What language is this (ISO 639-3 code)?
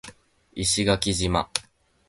jpn